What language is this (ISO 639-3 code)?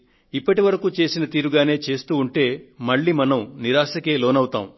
tel